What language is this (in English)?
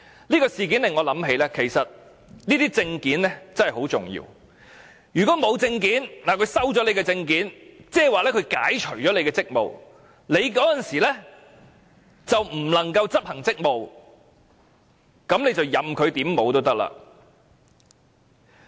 Cantonese